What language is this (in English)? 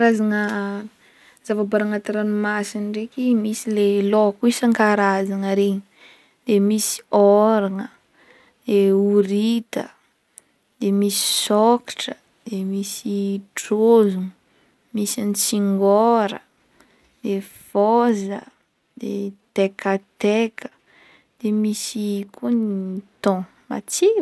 Northern Betsimisaraka Malagasy